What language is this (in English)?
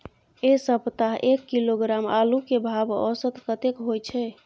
Maithili